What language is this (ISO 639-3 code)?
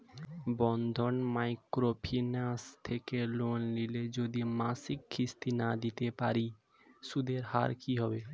ben